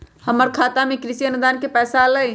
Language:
Magahi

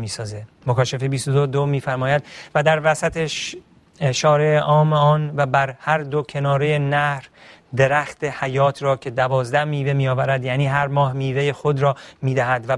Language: Persian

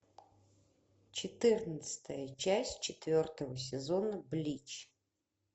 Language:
Russian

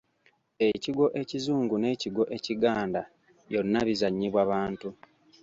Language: Ganda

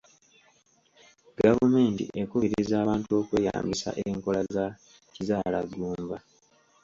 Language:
Ganda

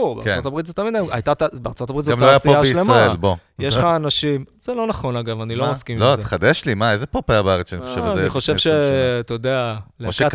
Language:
Hebrew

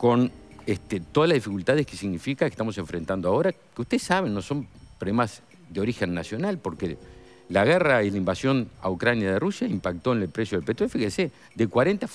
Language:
Spanish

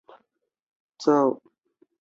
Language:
Chinese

